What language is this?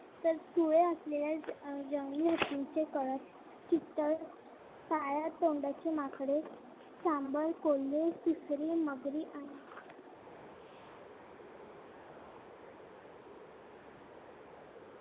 Marathi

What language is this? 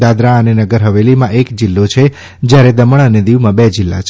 Gujarati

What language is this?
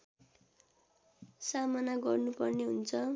Nepali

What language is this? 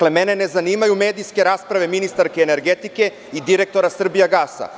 Serbian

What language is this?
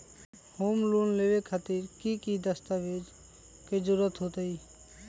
Magahi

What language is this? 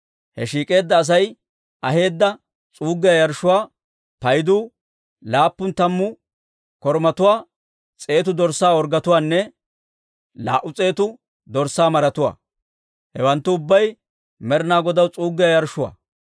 Dawro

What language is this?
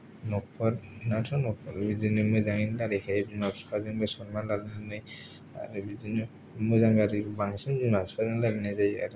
Bodo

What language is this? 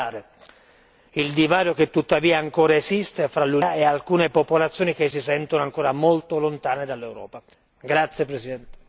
Italian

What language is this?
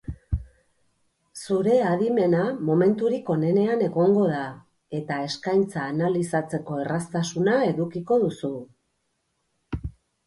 Basque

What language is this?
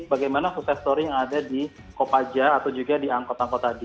Indonesian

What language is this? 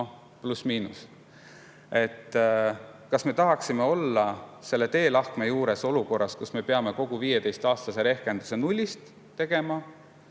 Estonian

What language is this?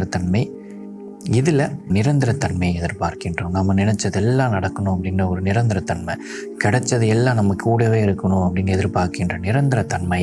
Indonesian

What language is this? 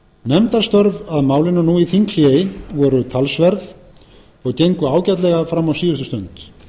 Icelandic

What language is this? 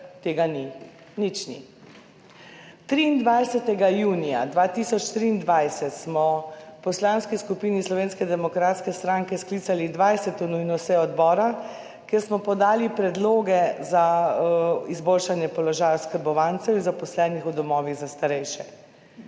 Slovenian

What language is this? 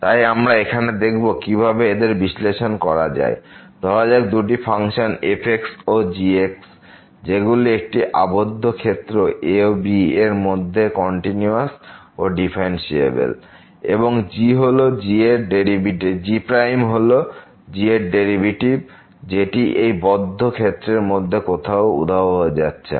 Bangla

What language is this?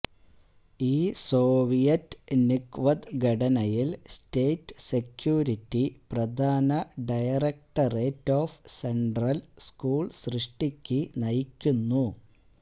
Malayalam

